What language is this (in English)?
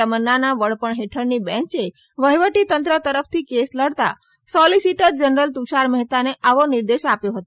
Gujarati